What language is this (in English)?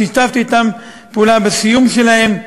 Hebrew